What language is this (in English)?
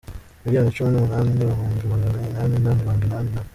Kinyarwanda